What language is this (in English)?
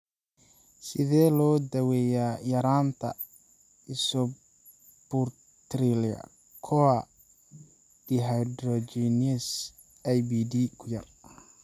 Somali